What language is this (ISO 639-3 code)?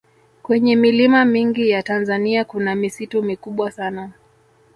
swa